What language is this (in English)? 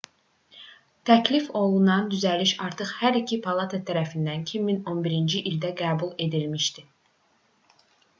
Azerbaijani